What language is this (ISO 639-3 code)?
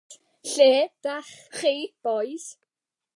cym